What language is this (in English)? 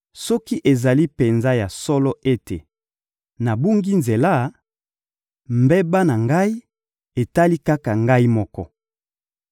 Lingala